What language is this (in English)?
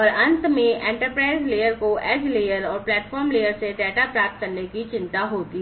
Hindi